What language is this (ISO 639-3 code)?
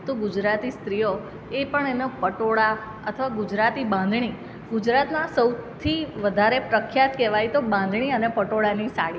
guj